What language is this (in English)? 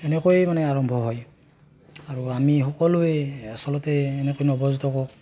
Assamese